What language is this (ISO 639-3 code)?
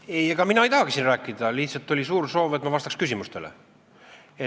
est